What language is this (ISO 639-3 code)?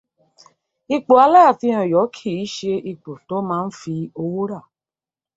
yor